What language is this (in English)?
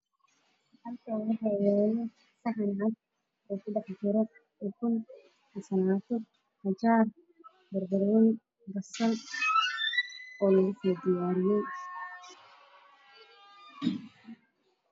Somali